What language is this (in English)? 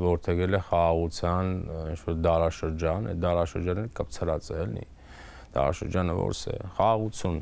Romanian